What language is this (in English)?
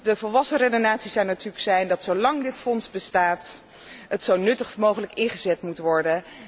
Dutch